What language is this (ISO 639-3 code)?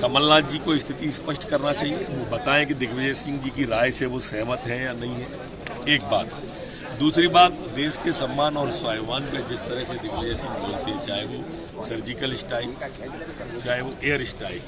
hin